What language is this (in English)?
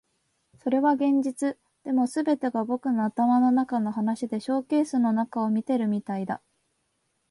Japanese